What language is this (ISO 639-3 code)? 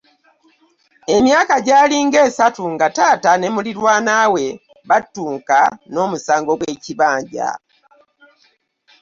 lug